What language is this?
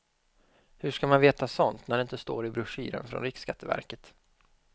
Swedish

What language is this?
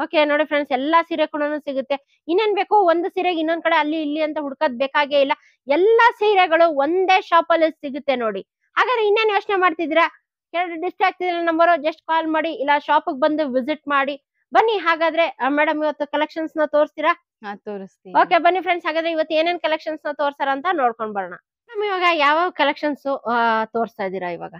Kannada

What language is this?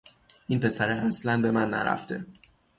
Persian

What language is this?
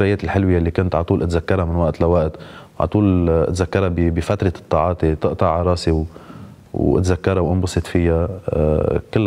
Arabic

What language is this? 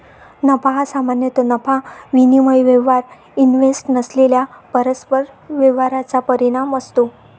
Marathi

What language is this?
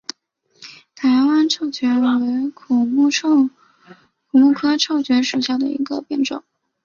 Chinese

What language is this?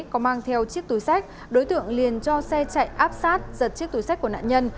Vietnamese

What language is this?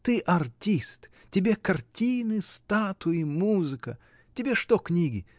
Russian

